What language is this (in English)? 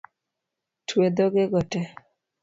Luo (Kenya and Tanzania)